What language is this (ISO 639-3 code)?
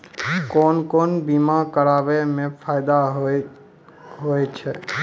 mai